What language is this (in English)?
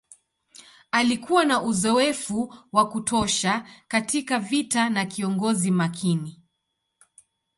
Swahili